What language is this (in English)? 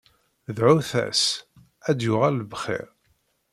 Kabyle